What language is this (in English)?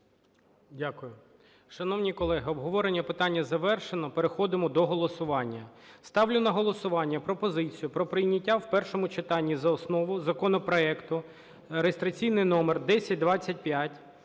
Ukrainian